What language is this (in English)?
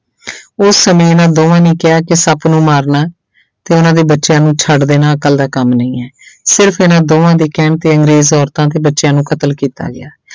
Punjabi